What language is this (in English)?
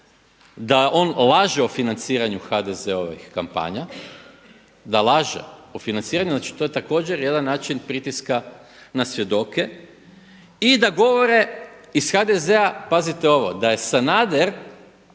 Croatian